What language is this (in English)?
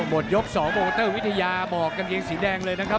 Thai